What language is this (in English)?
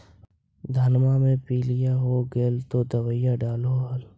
Magahi